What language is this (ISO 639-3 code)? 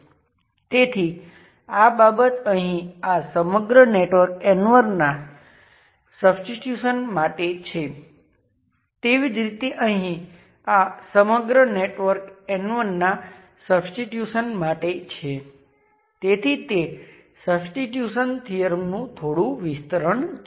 guj